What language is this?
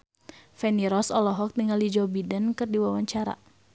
Sundanese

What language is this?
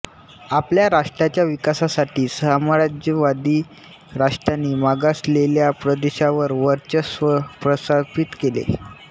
Marathi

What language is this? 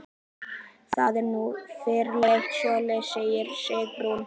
Icelandic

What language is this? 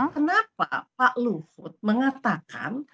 Indonesian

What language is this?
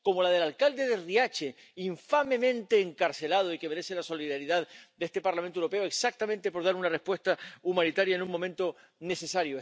Spanish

